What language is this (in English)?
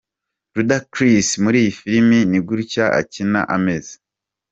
Kinyarwanda